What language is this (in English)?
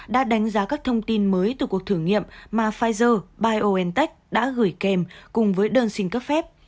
Vietnamese